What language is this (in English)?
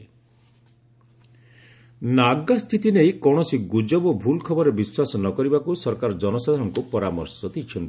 Odia